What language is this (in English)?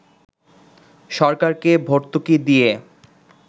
Bangla